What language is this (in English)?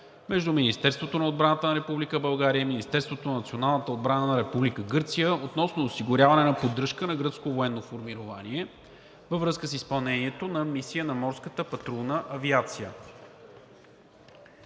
Bulgarian